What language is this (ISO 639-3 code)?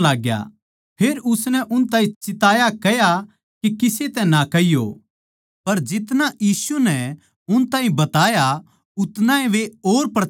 bgc